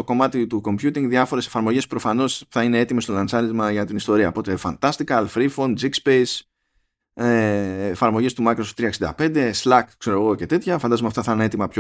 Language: Greek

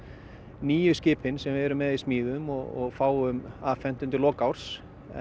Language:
Icelandic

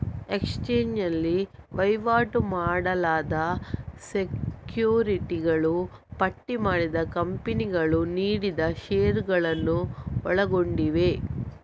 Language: Kannada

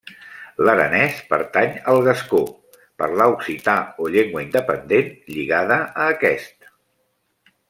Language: Catalan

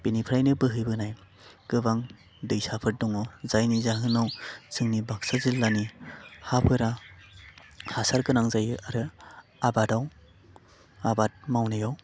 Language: Bodo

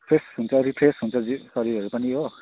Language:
Nepali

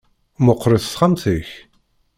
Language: Kabyle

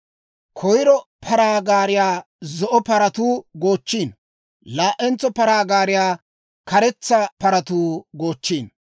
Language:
Dawro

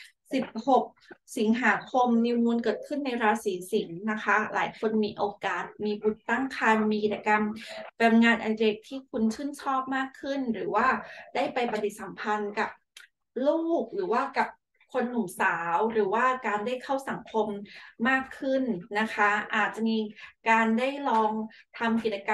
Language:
Thai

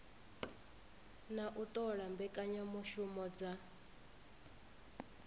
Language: Venda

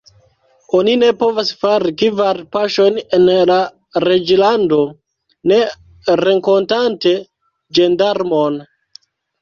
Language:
Esperanto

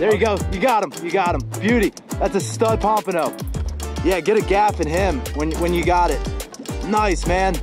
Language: English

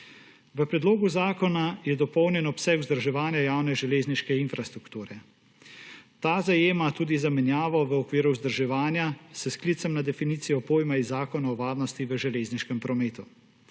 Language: Slovenian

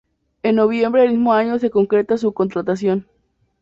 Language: Spanish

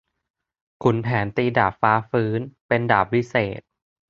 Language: Thai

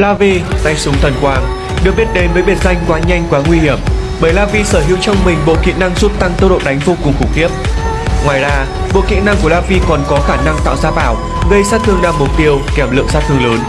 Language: Vietnamese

